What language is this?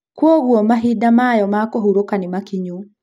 Kikuyu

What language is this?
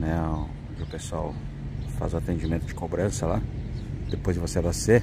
Portuguese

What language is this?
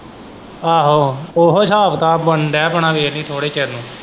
Punjabi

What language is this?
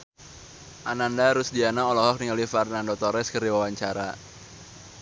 Sundanese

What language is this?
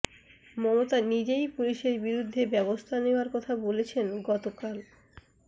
Bangla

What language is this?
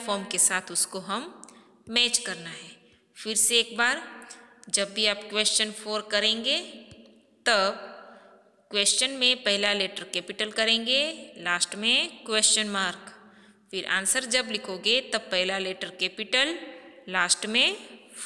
Hindi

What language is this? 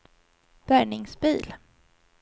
Swedish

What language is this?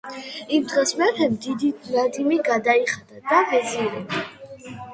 Georgian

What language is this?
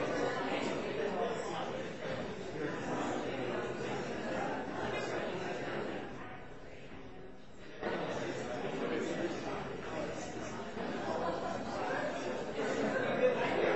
English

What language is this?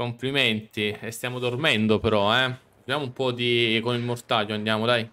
Italian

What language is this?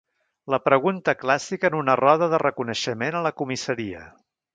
Catalan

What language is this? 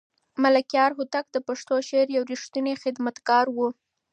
Pashto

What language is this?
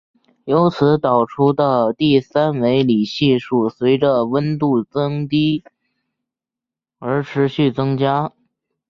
Chinese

